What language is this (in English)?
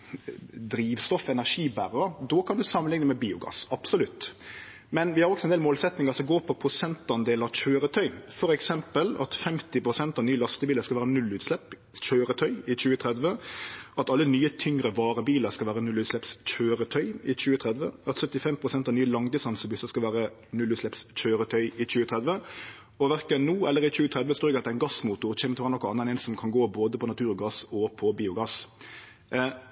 Norwegian Nynorsk